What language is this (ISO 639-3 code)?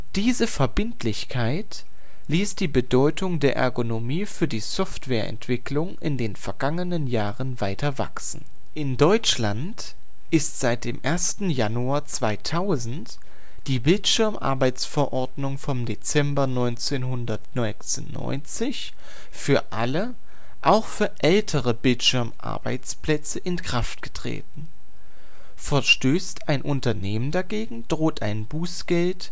deu